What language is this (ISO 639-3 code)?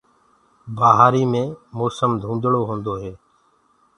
ggg